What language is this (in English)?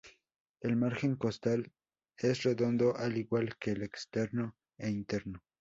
Spanish